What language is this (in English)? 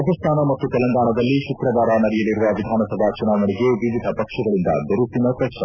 Kannada